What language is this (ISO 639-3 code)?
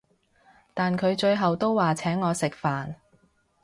yue